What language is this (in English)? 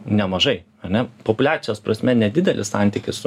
Lithuanian